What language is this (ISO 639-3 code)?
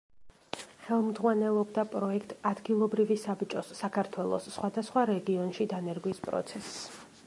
kat